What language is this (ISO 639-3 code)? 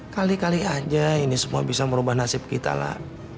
ind